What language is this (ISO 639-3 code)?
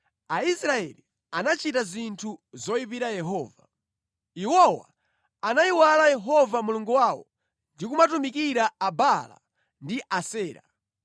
nya